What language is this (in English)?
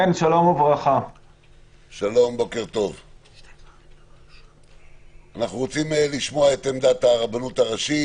Hebrew